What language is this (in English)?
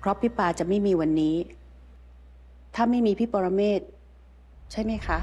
Thai